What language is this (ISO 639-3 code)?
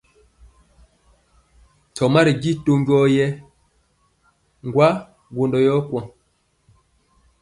mcx